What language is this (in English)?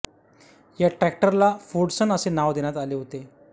Marathi